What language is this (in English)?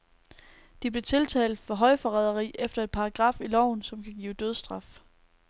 Danish